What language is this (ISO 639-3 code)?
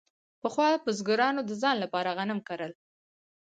pus